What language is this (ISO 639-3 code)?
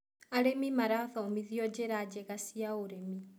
kik